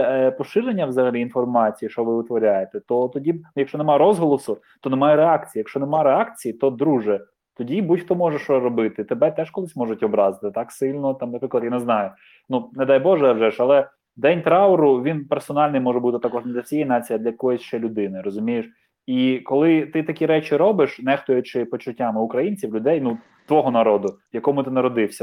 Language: Ukrainian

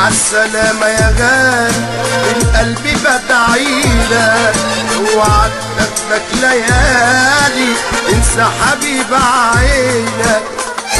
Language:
Arabic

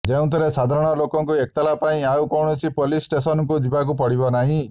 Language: Odia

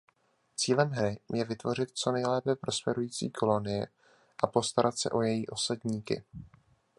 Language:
Czech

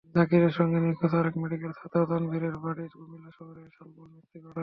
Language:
Bangla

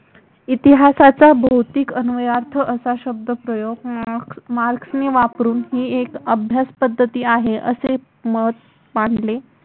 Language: Marathi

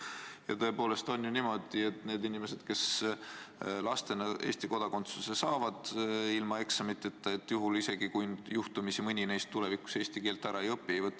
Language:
Estonian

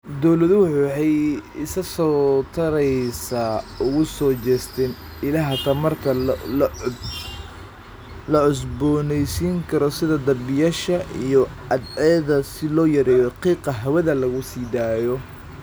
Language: Somali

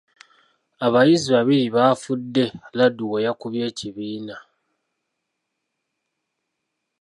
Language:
Ganda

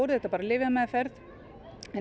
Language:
Icelandic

